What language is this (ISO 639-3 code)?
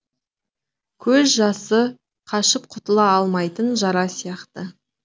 kaz